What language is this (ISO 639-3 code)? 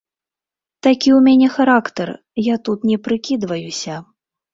bel